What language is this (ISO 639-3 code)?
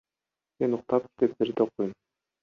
kir